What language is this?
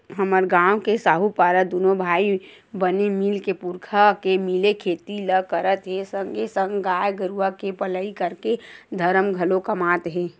Chhattisgarhi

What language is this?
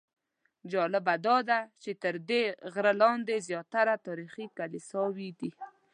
Pashto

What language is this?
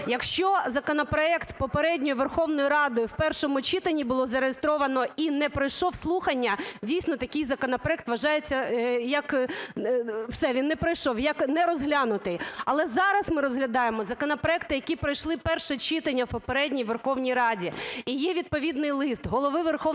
Ukrainian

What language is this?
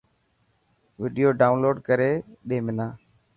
Dhatki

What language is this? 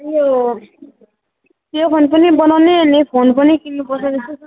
Nepali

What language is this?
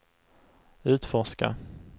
Swedish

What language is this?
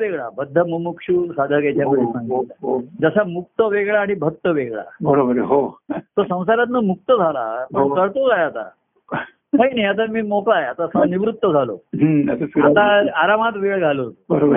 Marathi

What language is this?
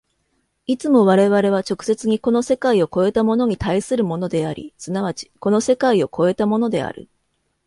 Japanese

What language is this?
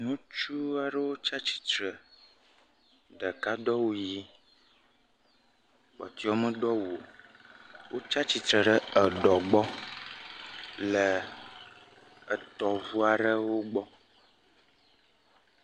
Ewe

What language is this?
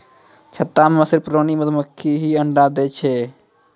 Maithili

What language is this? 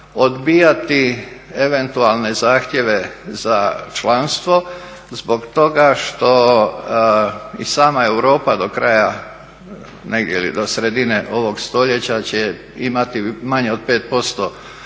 Croatian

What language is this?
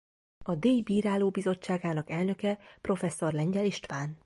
Hungarian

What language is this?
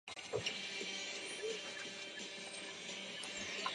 Chinese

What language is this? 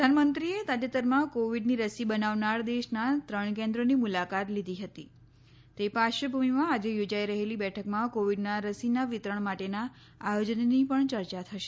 Gujarati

